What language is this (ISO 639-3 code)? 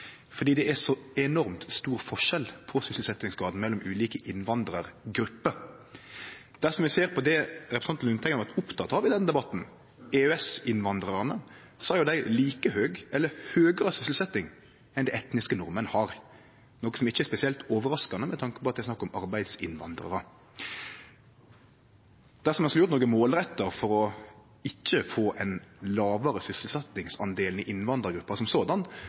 nno